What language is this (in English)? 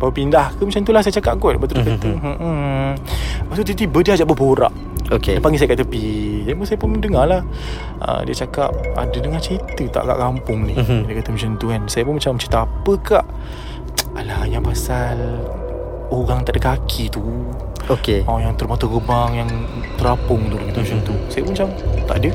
Malay